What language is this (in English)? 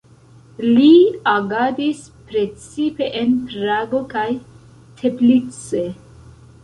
Esperanto